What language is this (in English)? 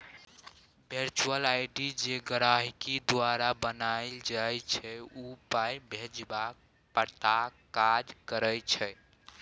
Maithili